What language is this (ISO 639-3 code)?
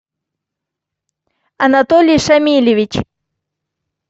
rus